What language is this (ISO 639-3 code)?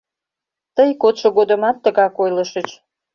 chm